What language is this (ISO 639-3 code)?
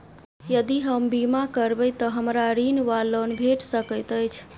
mai